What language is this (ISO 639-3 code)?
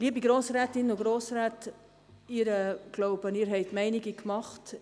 gsw